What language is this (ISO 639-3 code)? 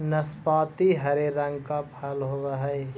mag